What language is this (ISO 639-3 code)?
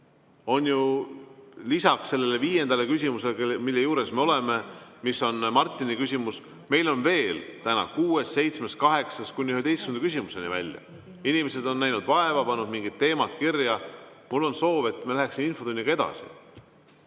est